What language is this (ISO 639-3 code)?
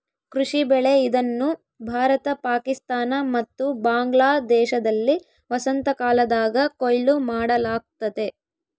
kan